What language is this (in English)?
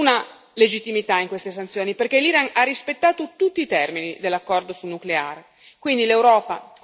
Italian